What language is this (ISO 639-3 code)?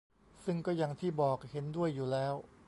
tha